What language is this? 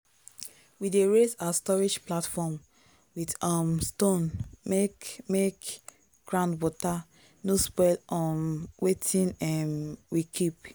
Nigerian Pidgin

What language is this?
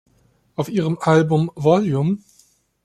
German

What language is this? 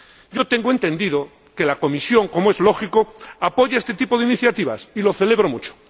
Spanish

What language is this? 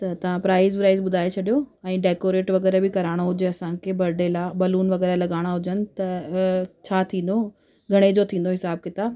Sindhi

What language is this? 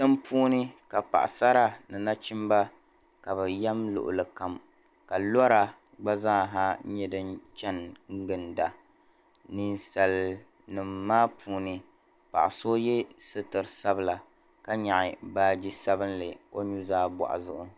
Dagbani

